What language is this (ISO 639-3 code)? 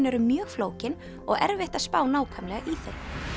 isl